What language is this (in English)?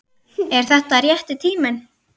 Icelandic